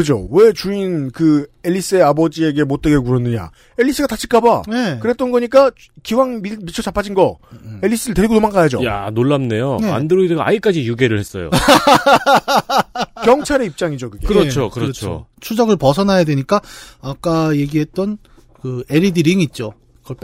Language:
Korean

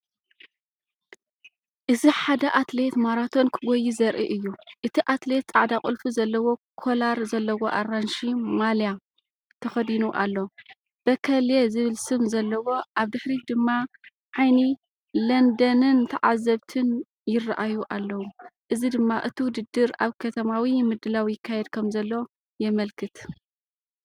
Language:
Tigrinya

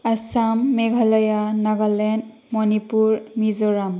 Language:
Bodo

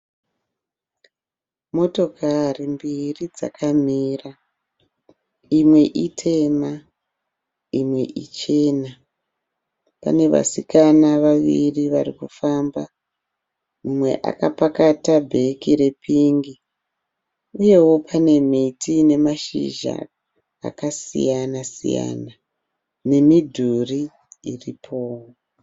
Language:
Shona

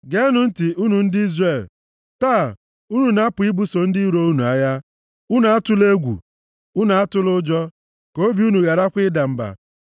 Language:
Igbo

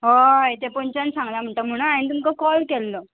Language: Konkani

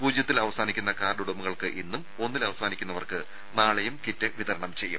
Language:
Malayalam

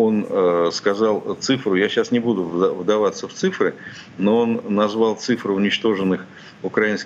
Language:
Russian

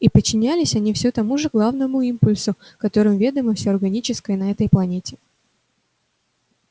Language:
Russian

